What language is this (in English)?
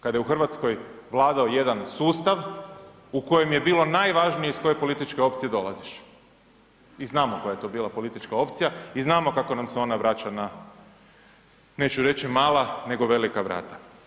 Croatian